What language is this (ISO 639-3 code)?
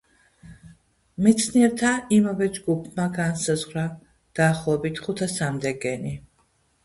kat